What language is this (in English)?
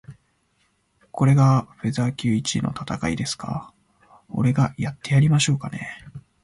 Japanese